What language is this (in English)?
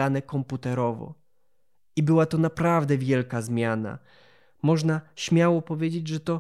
Polish